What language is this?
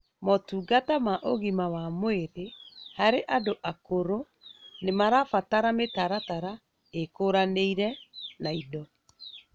Kikuyu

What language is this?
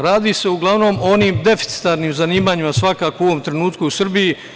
Serbian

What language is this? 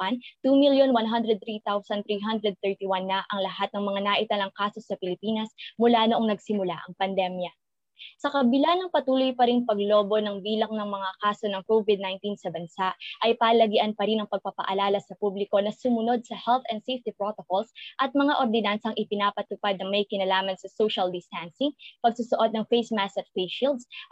Filipino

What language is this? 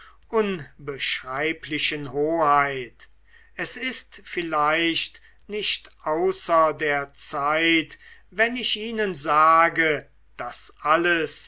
German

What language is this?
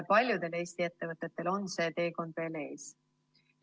Estonian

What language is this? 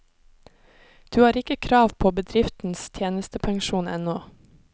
Norwegian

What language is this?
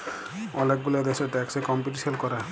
Bangla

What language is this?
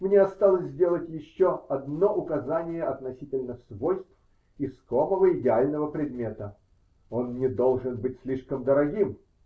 Russian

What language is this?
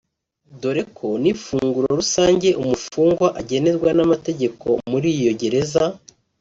Kinyarwanda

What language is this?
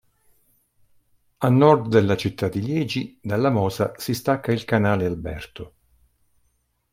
Italian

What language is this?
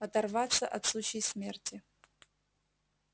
Russian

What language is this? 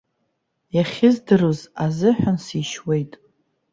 Abkhazian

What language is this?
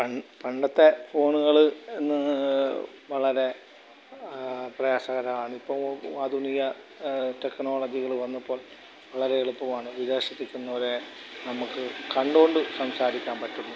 Malayalam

